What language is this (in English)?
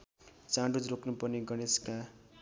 Nepali